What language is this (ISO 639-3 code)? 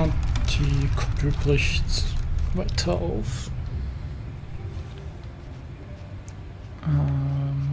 deu